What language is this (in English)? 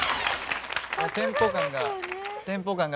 Japanese